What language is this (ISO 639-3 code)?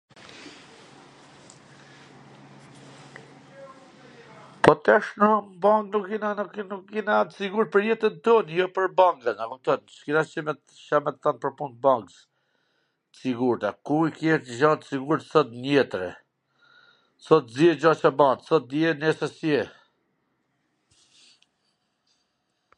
aln